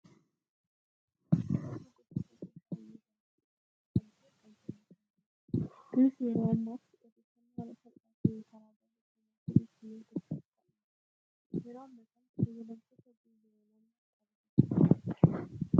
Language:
Oromo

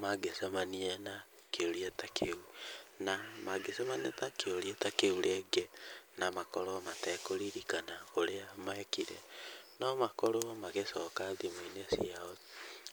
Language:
Kikuyu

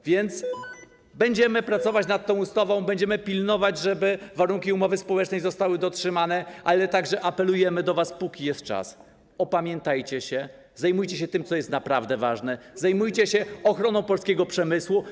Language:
Polish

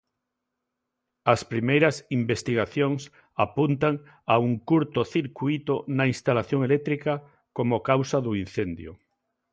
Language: Galician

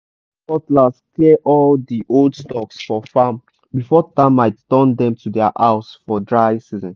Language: Nigerian Pidgin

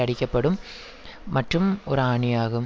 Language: Tamil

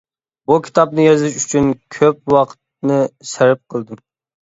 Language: Uyghur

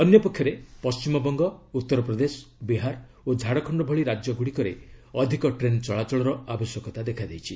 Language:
Odia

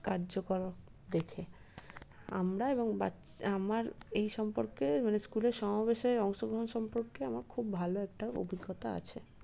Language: Bangla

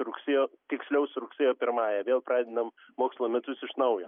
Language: Lithuanian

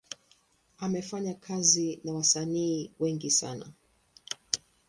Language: Swahili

